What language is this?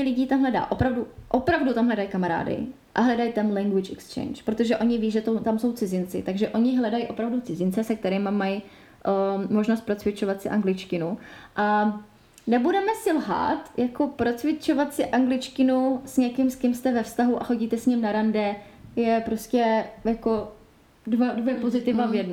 Czech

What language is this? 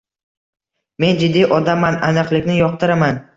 Uzbek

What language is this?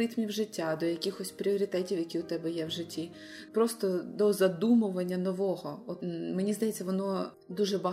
Ukrainian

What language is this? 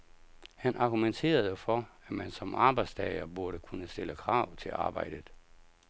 Danish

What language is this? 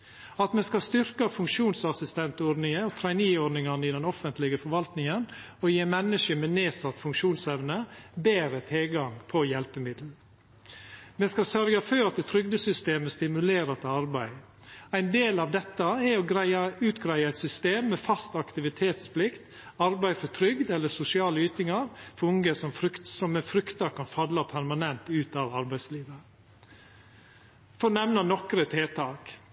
Norwegian Nynorsk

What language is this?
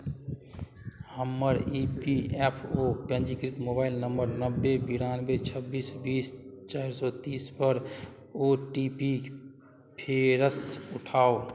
Maithili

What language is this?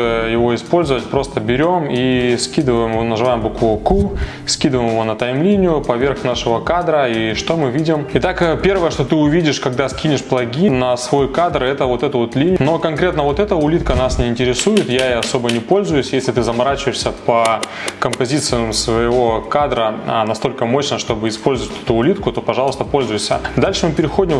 Russian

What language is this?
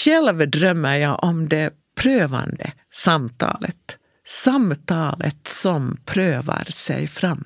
Swedish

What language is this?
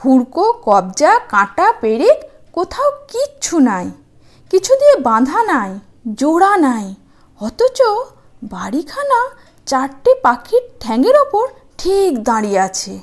Bangla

